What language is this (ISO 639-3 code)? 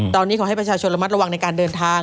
tha